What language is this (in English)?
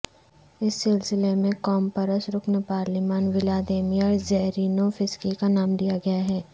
Urdu